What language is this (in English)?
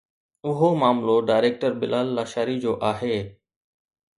Sindhi